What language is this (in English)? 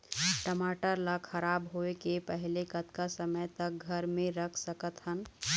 Chhattisgarhi